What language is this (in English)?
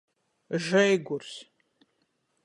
Latgalian